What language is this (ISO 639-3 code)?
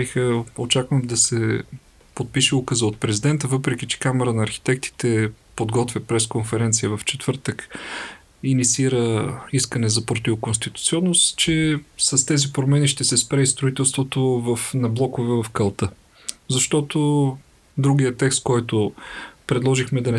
bul